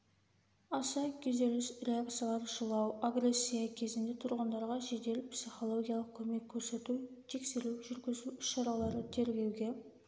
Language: Kazakh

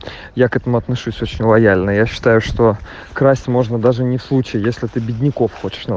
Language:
Russian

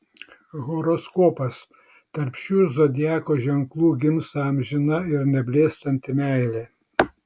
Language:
Lithuanian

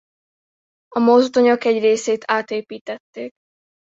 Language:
Hungarian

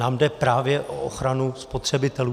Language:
Czech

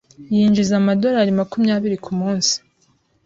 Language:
Kinyarwanda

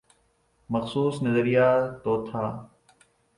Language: Urdu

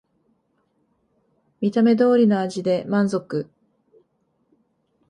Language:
Japanese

